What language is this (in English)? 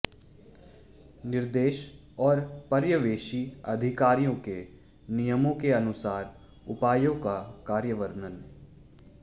Hindi